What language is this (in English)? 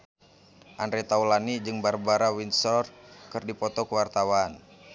Sundanese